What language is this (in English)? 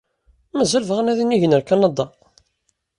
Kabyle